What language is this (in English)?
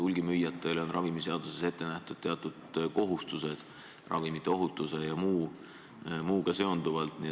Estonian